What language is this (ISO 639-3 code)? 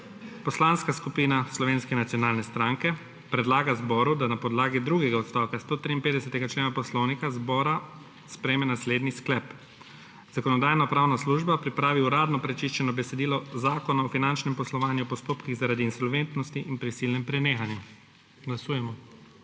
slv